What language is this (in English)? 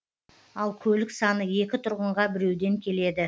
Kazakh